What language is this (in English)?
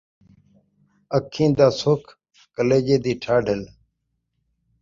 Saraiki